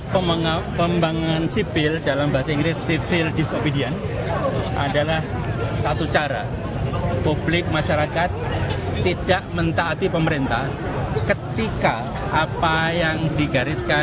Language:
Indonesian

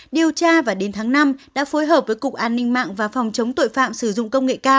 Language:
Vietnamese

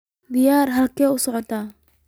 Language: Somali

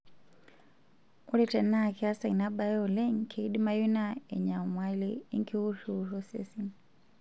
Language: Masai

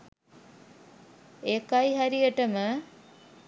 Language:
Sinhala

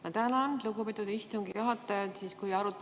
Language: Estonian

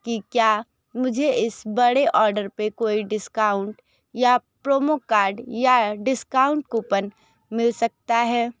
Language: Hindi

